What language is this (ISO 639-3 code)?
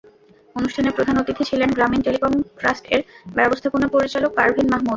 ben